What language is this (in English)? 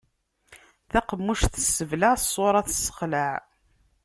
Kabyle